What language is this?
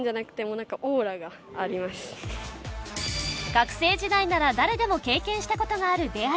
Japanese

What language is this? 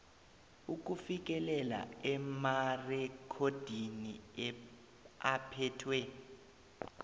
South Ndebele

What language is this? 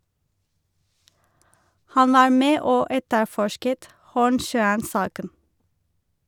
Norwegian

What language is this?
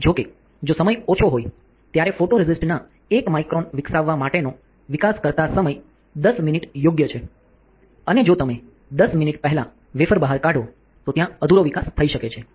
Gujarati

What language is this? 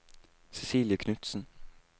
Norwegian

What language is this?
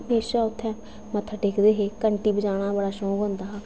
Dogri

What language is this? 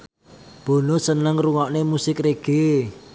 Javanese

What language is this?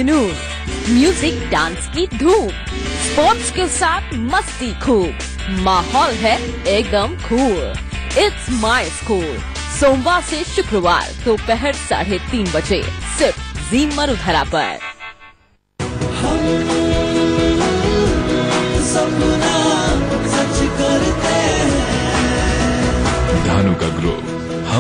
Hindi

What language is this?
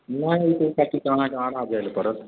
Maithili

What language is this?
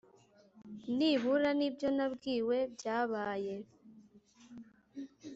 Kinyarwanda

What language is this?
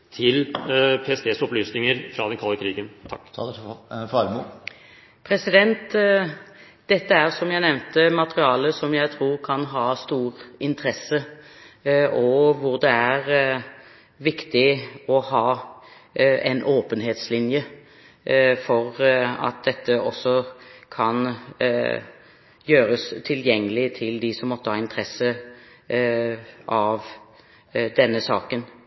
Norwegian Bokmål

